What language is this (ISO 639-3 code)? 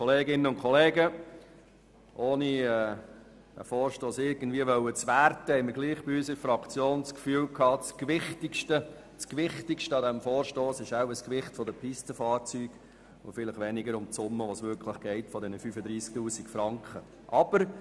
gsw